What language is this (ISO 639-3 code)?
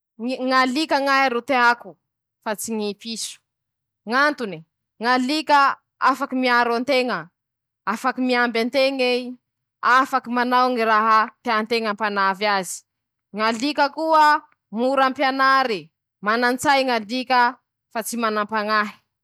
msh